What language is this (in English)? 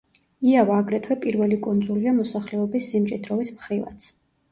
Georgian